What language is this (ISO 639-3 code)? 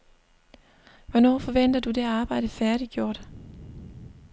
dan